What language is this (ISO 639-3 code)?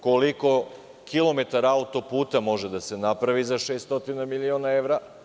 srp